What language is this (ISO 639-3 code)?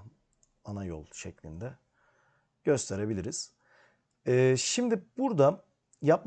tur